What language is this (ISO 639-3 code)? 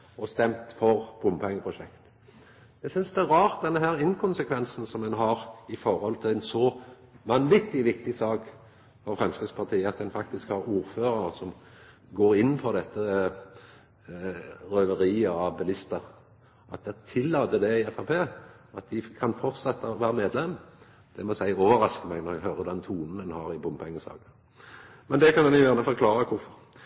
nno